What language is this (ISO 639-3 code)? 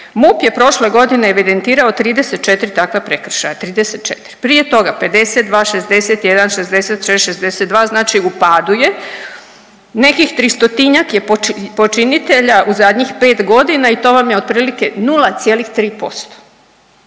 hrv